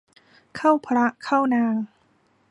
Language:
Thai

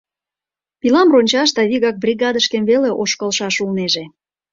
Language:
Mari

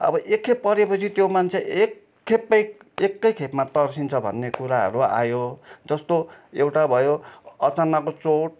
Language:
Nepali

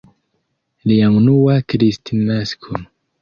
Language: Esperanto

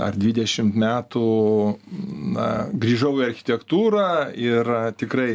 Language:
Lithuanian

